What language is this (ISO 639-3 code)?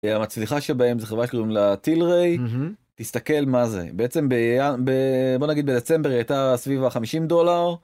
heb